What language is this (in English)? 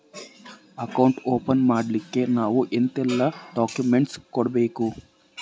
Kannada